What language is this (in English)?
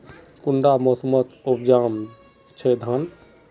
Magahi